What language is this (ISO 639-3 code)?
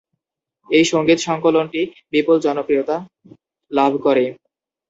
ben